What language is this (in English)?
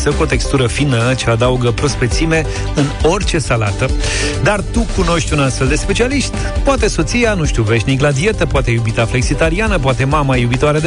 Romanian